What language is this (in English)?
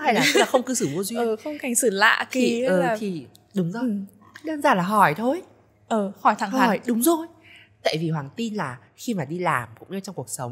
Vietnamese